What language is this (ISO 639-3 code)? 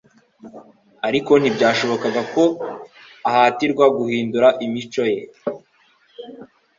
kin